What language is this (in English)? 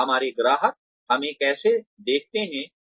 Hindi